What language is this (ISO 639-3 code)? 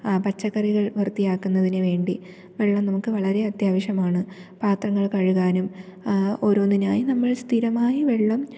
mal